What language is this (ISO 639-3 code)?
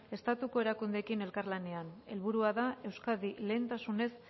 eus